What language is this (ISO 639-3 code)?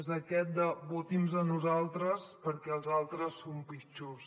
cat